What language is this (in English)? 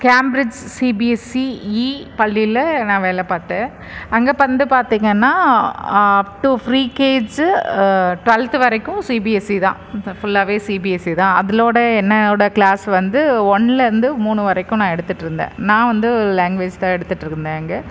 Tamil